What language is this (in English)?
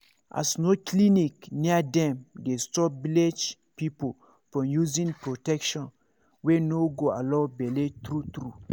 Nigerian Pidgin